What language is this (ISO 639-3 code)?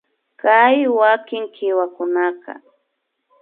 qvi